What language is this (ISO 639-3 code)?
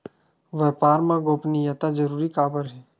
hne